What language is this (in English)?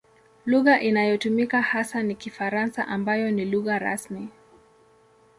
Swahili